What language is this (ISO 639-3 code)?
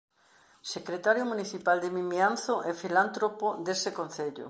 glg